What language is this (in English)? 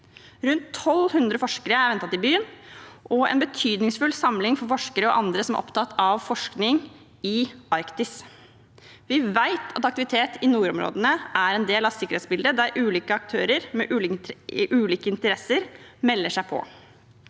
Norwegian